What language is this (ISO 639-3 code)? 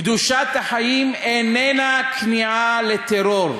heb